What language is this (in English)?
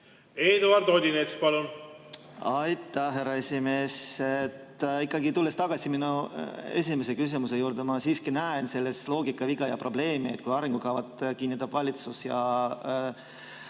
Estonian